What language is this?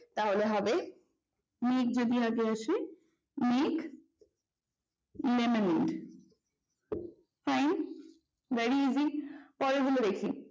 Bangla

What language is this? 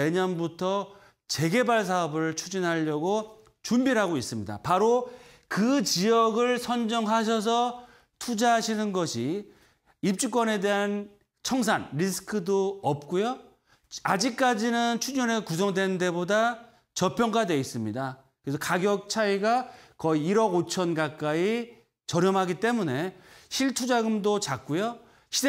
Korean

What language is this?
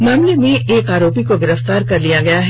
Hindi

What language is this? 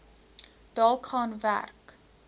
Afrikaans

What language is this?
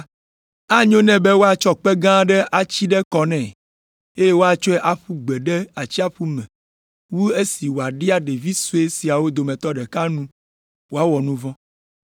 Ewe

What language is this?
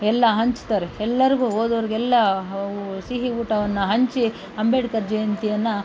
Kannada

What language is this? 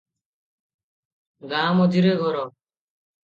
Odia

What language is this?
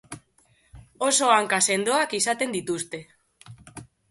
Basque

